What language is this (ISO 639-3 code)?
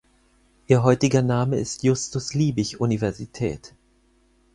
deu